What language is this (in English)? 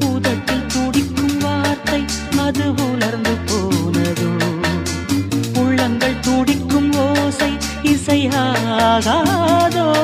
Tamil